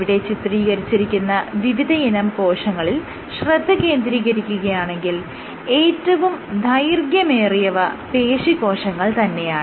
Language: Malayalam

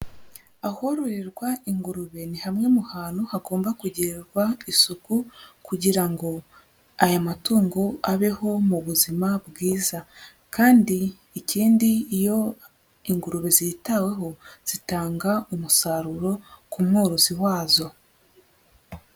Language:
Kinyarwanda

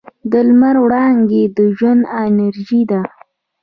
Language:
Pashto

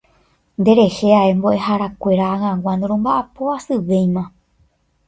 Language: Guarani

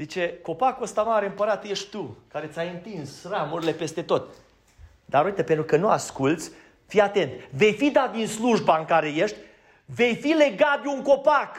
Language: Romanian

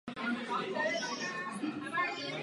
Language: Czech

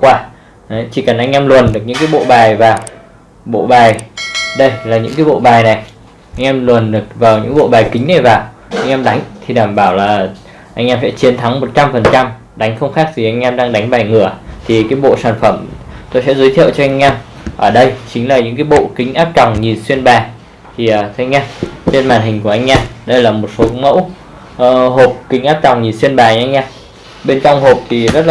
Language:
Vietnamese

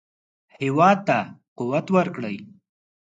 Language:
Pashto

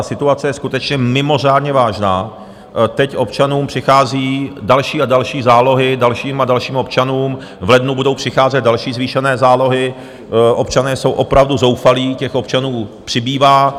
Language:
Czech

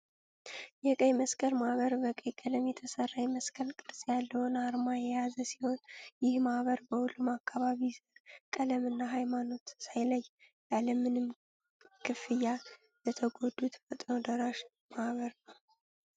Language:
Amharic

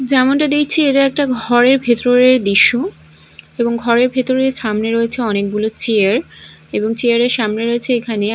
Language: Bangla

